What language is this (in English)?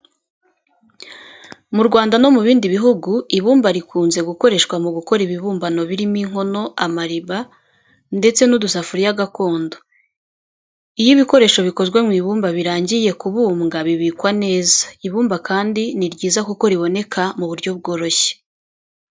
Kinyarwanda